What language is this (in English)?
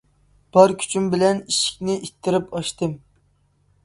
Uyghur